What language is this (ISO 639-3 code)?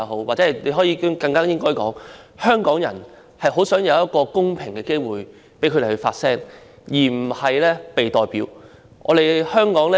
yue